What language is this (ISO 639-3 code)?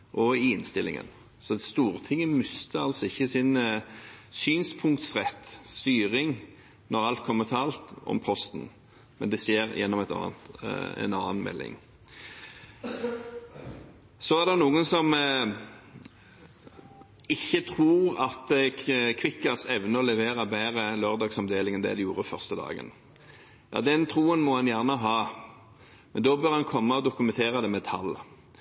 nob